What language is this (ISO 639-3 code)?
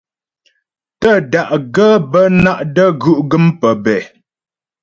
bbj